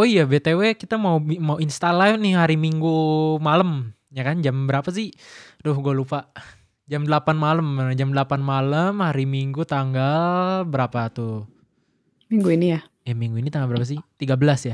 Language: Indonesian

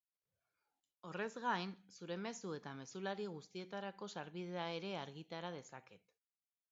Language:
Basque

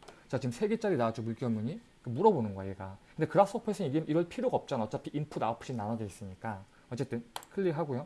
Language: Korean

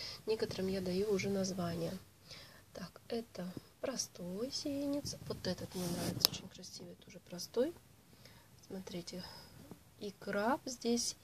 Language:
Russian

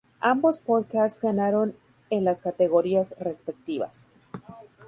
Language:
Spanish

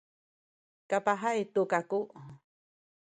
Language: Sakizaya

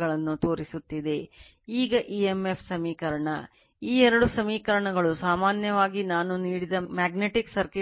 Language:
Kannada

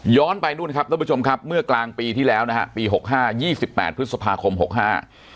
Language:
Thai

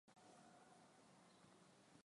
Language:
Swahili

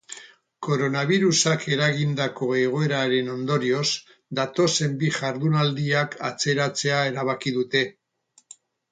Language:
Basque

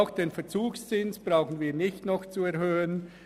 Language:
Swiss German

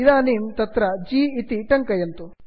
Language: Sanskrit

